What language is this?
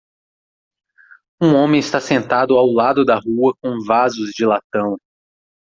Portuguese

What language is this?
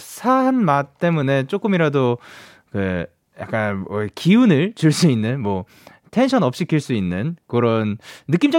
Korean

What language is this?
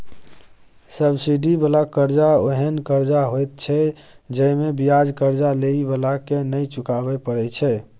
Maithili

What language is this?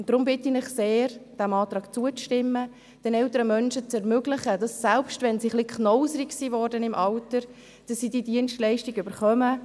Swiss German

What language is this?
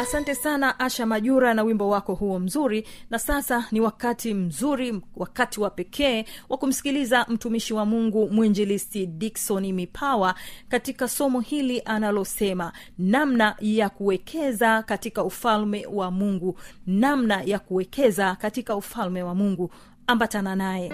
Swahili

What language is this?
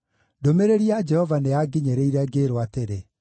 Kikuyu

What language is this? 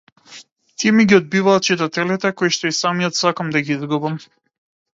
Macedonian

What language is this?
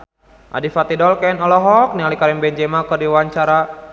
Sundanese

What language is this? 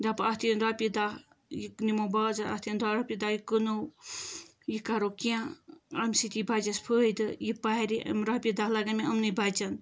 Kashmiri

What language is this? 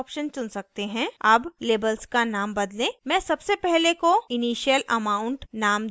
Hindi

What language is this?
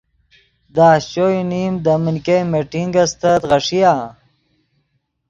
Yidgha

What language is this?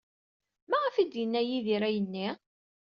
Kabyle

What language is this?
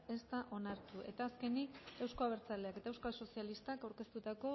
Basque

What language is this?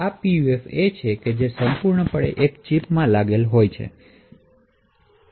Gujarati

